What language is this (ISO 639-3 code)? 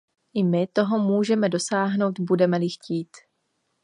ces